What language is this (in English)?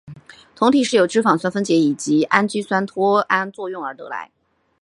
Chinese